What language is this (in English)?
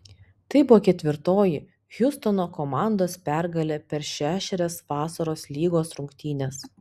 Lithuanian